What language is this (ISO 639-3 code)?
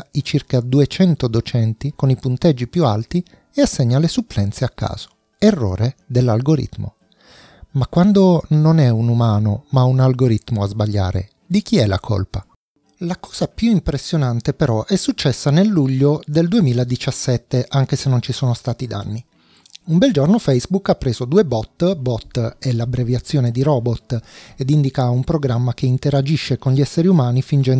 ita